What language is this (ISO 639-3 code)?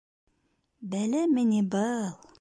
bak